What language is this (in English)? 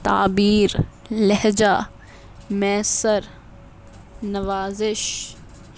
Urdu